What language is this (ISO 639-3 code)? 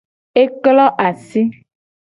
gej